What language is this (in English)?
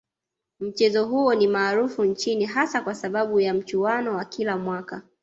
Swahili